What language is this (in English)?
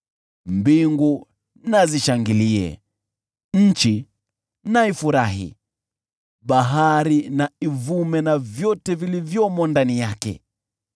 Swahili